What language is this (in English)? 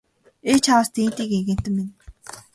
Mongolian